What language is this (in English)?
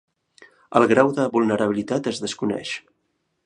Catalan